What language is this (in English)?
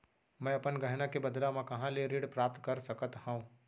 Chhattisgarhi